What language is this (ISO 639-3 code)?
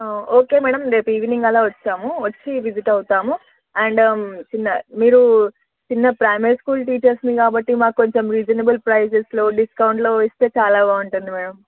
tel